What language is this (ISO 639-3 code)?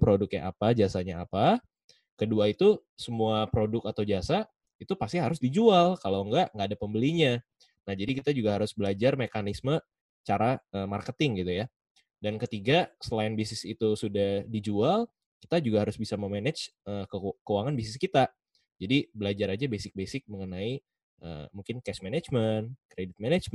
ind